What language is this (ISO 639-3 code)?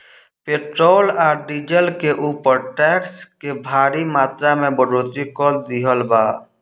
bho